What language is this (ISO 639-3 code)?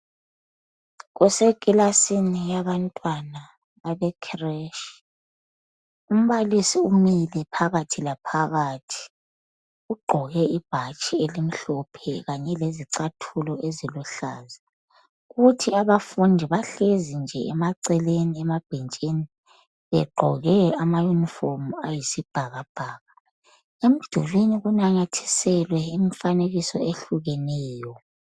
nde